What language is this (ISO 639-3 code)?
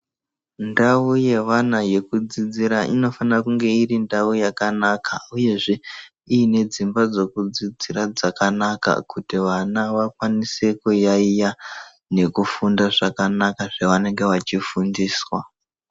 ndc